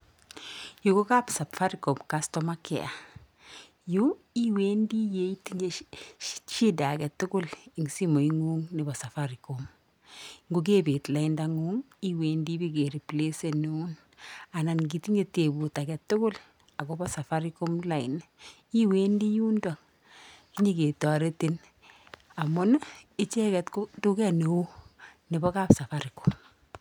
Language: Kalenjin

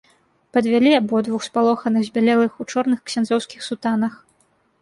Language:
Belarusian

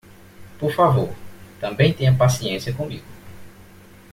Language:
Portuguese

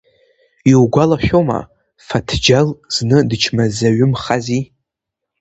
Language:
Abkhazian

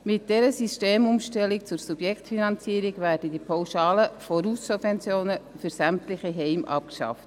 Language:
Swiss German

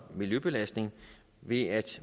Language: Danish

